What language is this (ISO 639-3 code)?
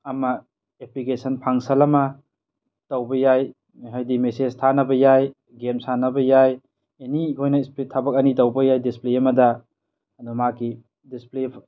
mni